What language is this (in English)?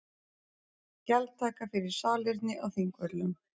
Icelandic